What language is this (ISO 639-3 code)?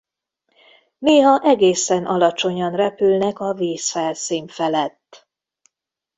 hun